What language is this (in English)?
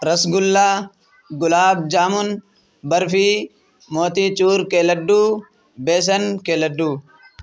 Urdu